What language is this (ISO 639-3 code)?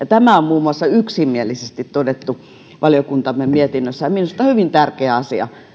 fin